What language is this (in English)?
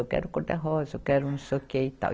Portuguese